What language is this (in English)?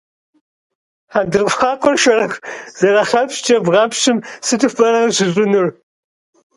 Kabardian